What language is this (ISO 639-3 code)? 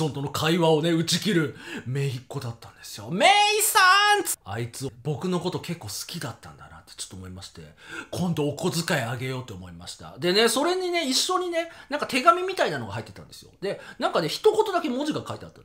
jpn